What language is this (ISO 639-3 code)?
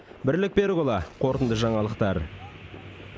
kaz